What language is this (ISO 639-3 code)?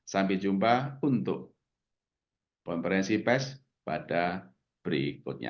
ind